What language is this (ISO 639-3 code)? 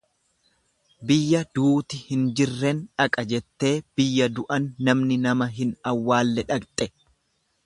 orm